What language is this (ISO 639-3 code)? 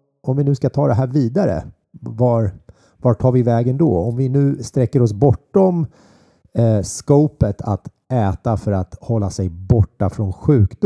swe